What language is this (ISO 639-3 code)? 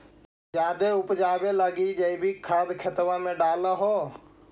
mag